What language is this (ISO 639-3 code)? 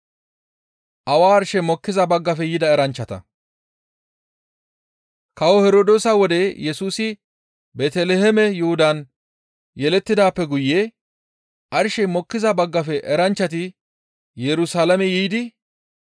gmv